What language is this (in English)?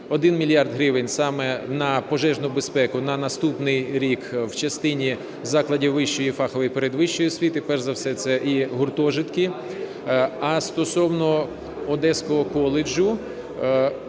Ukrainian